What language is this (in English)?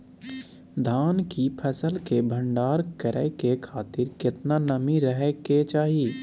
Maithili